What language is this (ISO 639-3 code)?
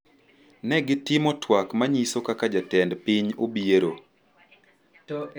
luo